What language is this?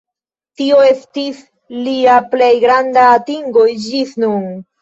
Esperanto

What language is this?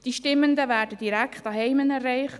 Swiss German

